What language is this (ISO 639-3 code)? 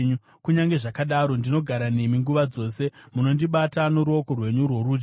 sna